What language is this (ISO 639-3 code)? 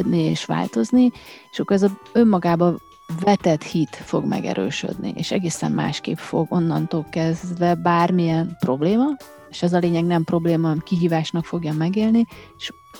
hun